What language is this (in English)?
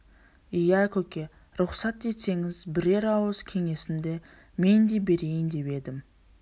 Kazakh